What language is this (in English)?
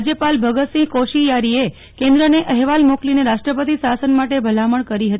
Gujarati